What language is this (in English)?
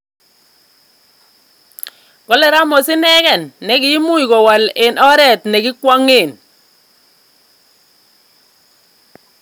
Kalenjin